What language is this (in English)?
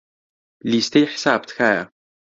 Central Kurdish